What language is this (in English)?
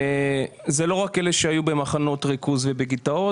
Hebrew